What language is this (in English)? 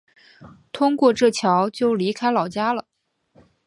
Chinese